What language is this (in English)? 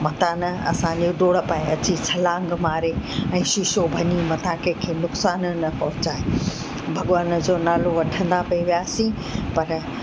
Sindhi